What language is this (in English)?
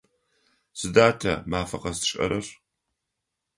Adyghe